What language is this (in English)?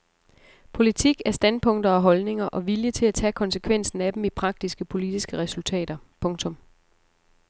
Danish